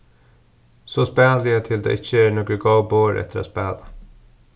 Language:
Faroese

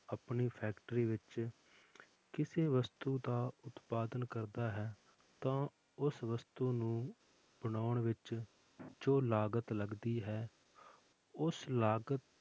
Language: Punjabi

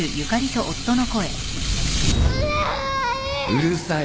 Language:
Japanese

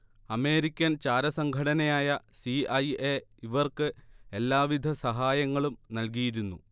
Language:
Malayalam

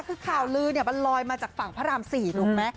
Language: Thai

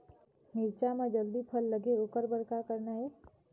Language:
Chhattisgarhi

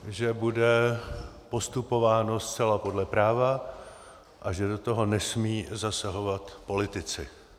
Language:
Czech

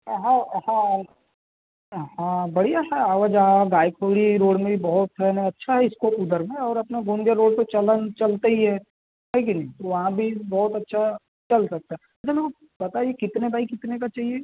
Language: Hindi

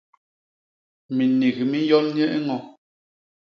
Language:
Basaa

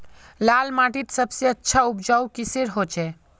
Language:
Magahi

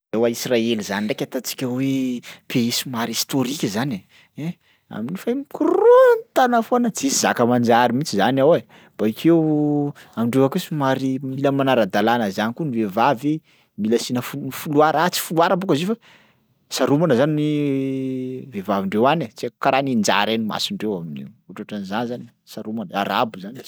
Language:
Sakalava Malagasy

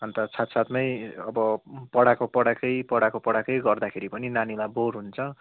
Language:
Nepali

